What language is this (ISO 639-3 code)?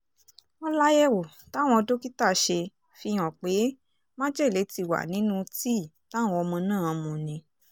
yor